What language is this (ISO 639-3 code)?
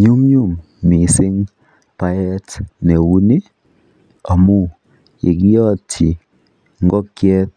kln